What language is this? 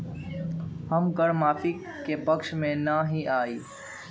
Magahi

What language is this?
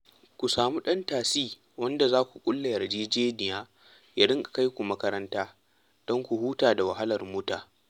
Hausa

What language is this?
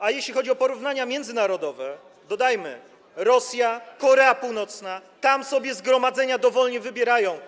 Polish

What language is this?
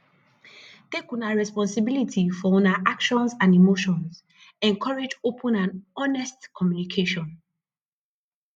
Nigerian Pidgin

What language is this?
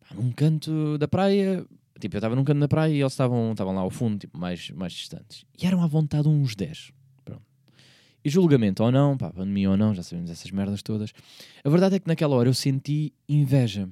Portuguese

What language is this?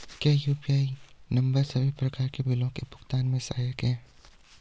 Hindi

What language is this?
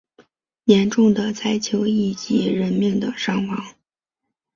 Chinese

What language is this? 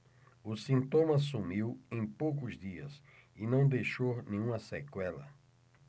Portuguese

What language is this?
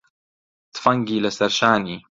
Central Kurdish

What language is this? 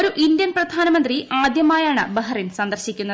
Malayalam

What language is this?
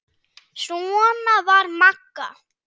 Icelandic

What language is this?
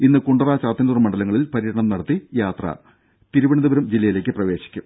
Malayalam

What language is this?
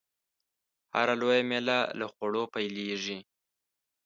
Pashto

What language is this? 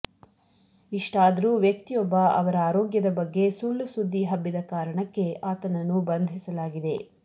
Kannada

